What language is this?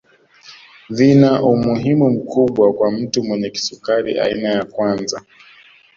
Swahili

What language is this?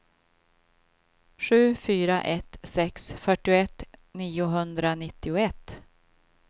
Swedish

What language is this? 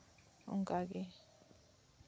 Santali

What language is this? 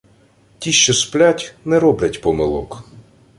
Ukrainian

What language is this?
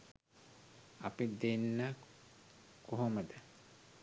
Sinhala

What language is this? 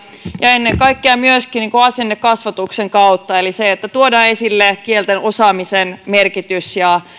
Finnish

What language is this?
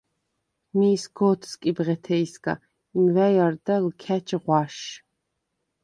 Svan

